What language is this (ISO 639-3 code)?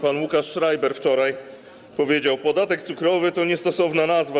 pol